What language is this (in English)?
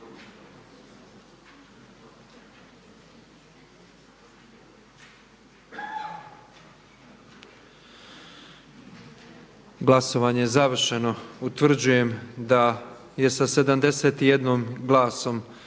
Croatian